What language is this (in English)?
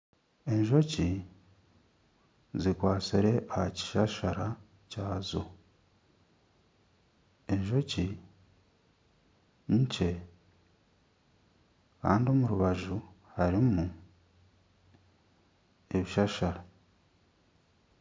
Nyankole